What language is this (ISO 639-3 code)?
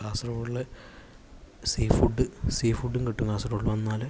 mal